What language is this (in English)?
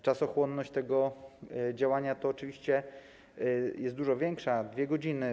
Polish